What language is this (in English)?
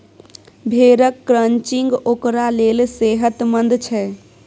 Maithili